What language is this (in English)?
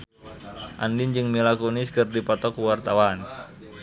Sundanese